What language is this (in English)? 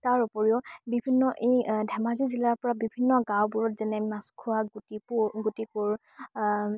Assamese